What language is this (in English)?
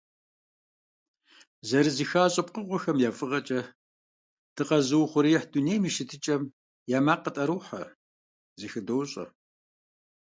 Kabardian